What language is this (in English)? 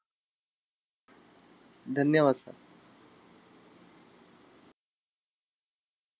Marathi